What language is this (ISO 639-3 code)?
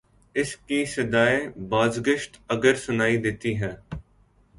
urd